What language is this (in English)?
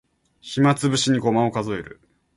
Japanese